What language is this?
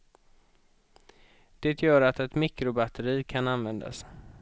Swedish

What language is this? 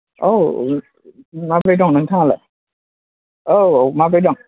Bodo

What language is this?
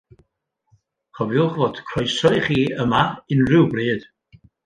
Welsh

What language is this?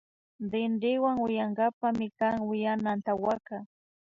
Imbabura Highland Quichua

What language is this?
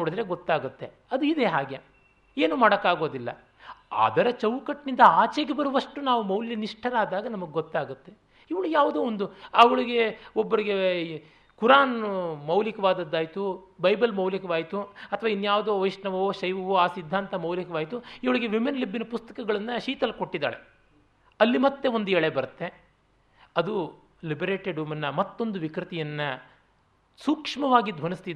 Kannada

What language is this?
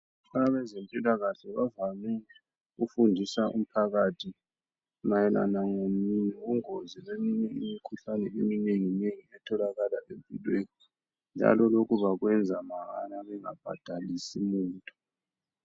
North Ndebele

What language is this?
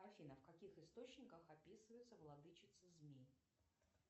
Russian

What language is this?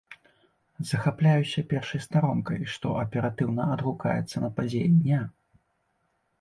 Belarusian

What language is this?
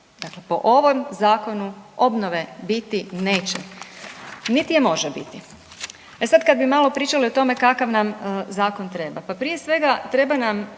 Croatian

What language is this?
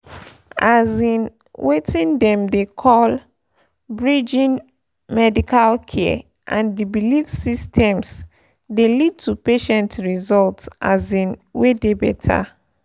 Nigerian Pidgin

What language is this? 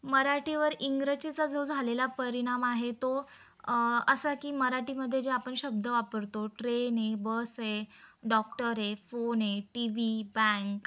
Marathi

